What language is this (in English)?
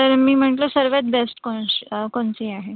Marathi